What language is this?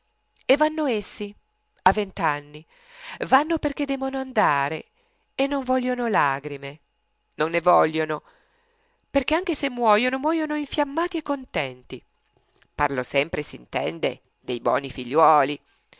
Italian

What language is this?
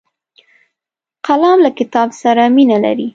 Pashto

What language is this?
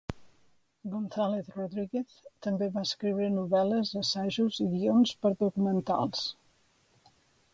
Catalan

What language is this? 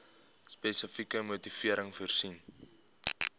Afrikaans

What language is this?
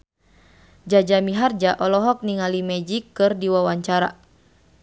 Sundanese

